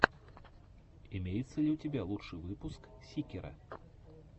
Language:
Russian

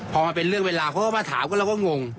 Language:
Thai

